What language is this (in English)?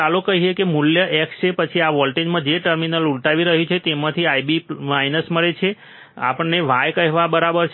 Gujarati